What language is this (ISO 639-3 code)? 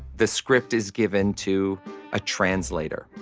eng